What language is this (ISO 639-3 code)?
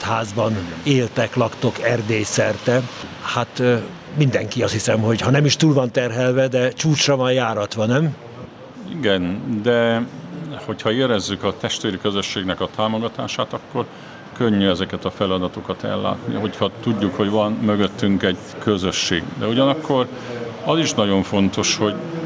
hun